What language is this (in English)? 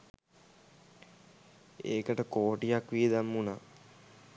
Sinhala